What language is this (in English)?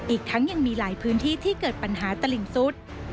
Thai